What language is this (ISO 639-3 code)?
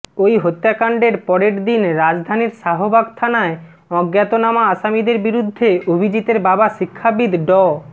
ben